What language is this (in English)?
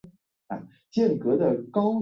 Chinese